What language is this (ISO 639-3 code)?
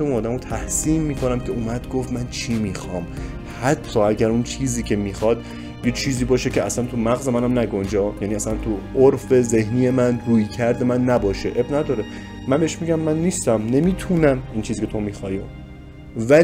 fas